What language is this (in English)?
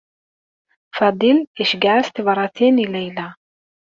Kabyle